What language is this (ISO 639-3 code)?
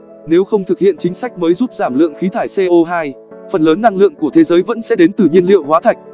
vie